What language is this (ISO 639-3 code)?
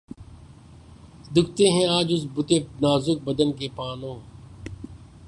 urd